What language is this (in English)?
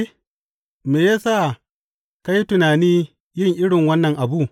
Hausa